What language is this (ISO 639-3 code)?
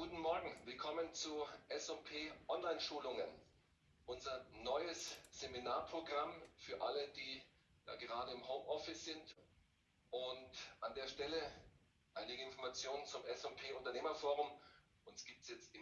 deu